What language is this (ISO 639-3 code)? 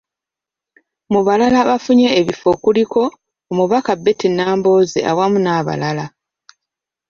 lug